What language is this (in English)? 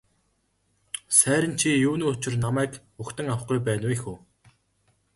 Mongolian